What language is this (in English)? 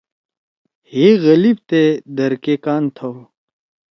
Torwali